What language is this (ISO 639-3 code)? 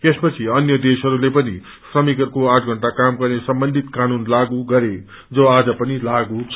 nep